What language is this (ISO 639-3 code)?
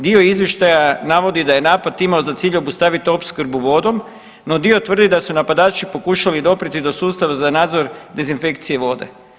hrv